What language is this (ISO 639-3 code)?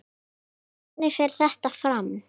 isl